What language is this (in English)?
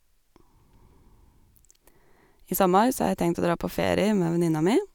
Norwegian